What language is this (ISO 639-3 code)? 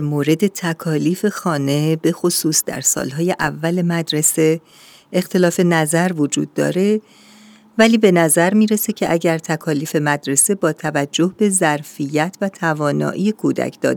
fas